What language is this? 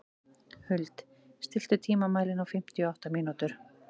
Icelandic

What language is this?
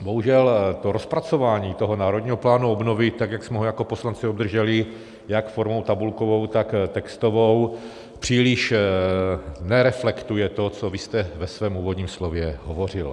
Czech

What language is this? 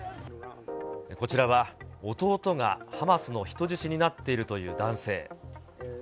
Japanese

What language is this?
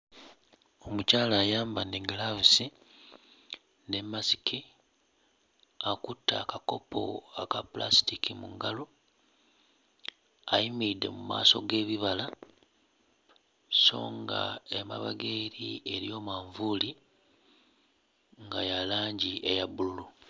Ganda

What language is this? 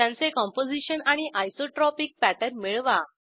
Marathi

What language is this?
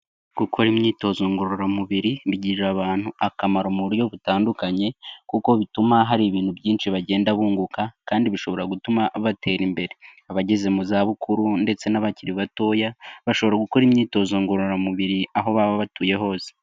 Kinyarwanda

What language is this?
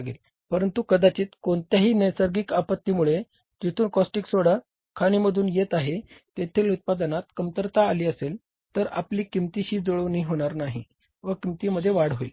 Marathi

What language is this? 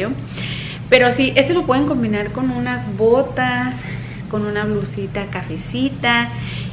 Spanish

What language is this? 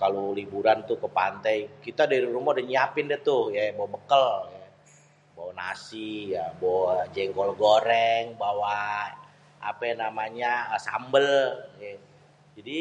Betawi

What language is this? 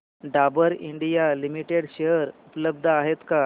Marathi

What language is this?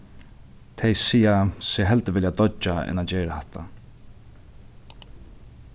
Faroese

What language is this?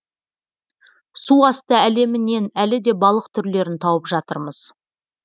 Kazakh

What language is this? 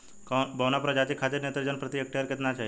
Bhojpuri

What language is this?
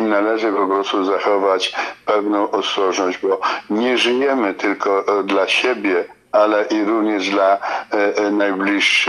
Polish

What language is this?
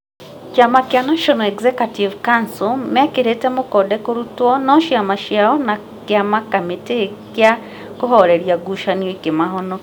Kikuyu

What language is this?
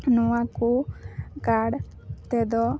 Santali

